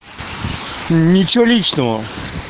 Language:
Russian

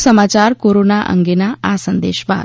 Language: Gujarati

